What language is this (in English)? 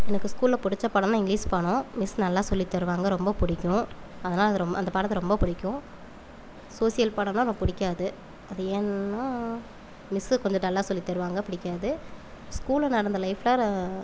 Tamil